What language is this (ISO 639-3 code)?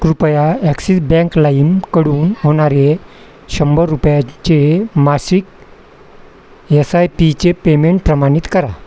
mar